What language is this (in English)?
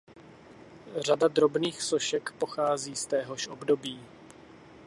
Czech